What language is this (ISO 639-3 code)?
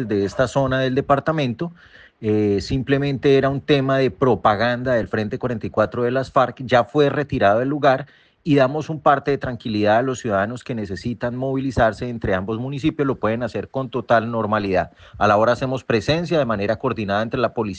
spa